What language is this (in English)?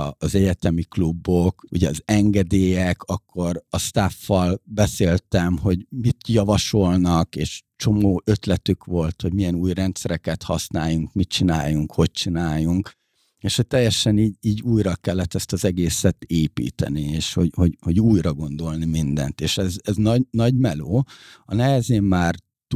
Hungarian